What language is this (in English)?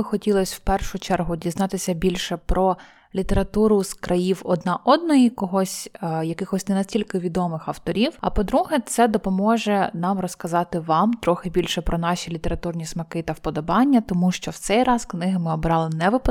Ukrainian